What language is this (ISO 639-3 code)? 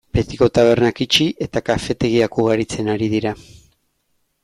eus